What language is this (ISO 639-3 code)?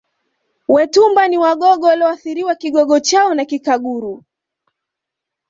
swa